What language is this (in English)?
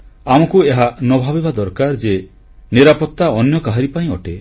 Odia